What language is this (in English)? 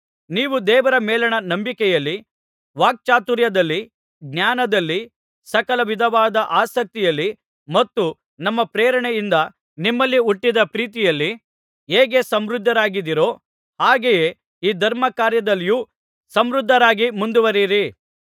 Kannada